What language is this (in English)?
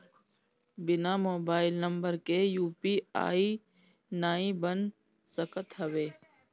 Bhojpuri